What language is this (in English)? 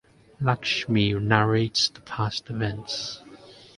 English